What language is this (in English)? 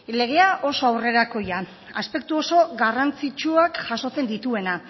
Basque